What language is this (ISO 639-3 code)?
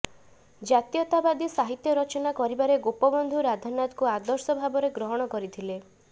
ori